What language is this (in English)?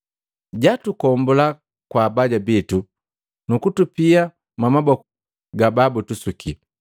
Matengo